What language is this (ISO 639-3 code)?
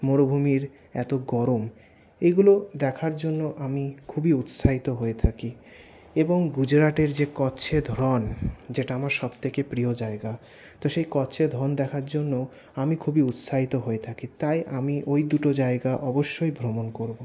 ben